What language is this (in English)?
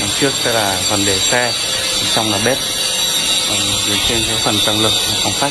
Vietnamese